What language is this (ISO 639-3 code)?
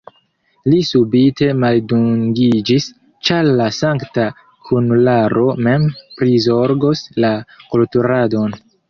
epo